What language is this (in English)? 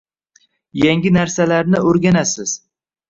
Uzbek